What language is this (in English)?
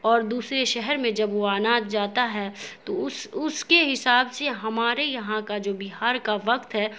Urdu